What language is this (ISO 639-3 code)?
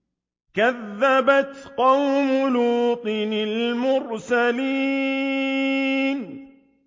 ara